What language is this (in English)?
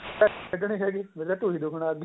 Punjabi